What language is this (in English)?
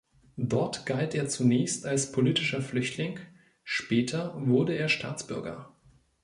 German